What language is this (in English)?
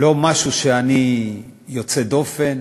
Hebrew